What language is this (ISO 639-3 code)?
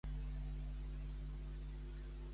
cat